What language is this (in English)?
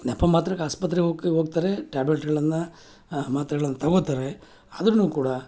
Kannada